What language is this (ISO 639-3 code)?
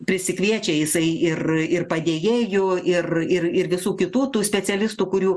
lit